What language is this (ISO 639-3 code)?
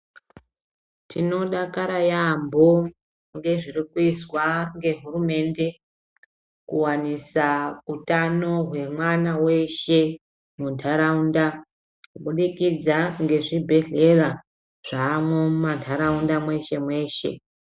ndc